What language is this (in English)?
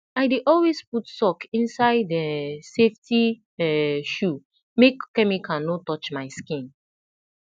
Nigerian Pidgin